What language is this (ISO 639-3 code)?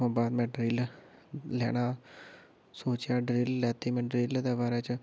doi